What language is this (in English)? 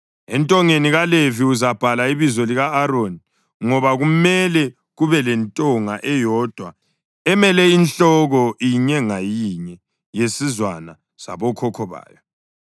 North Ndebele